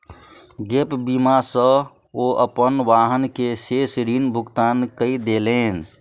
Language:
Maithili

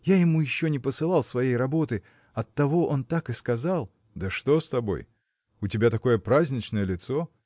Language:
Russian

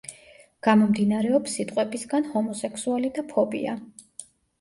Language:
Georgian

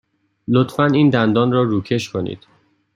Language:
Persian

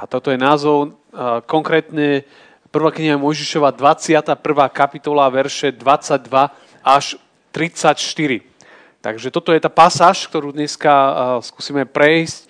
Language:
Slovak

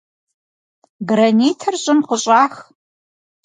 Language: Kabardian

